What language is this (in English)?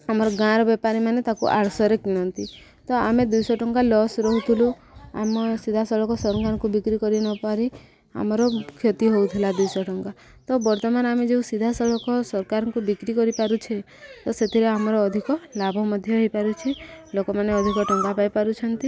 Odia